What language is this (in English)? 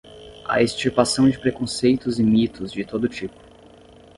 Portuguese